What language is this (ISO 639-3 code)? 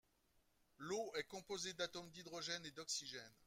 fra